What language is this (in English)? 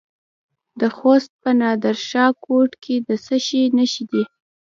Pashto